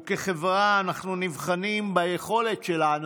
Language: Hebrew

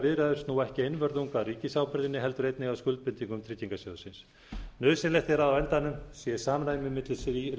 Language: Icelandic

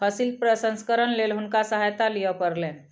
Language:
Maithili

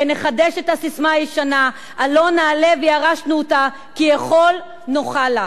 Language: Hebrew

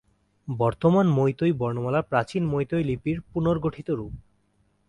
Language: Bangla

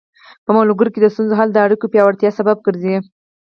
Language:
Pashto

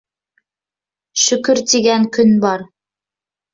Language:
Bashkir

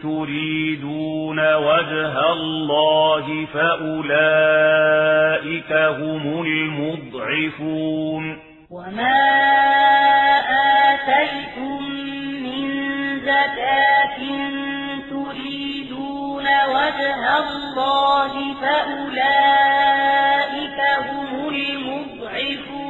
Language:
Arabic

